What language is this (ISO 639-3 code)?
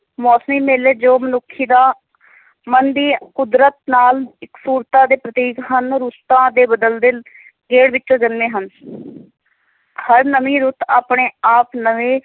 pan